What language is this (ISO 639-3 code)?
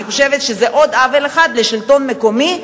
heb